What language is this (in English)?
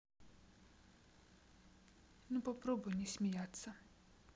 Russian